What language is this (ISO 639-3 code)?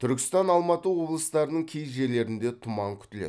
kaz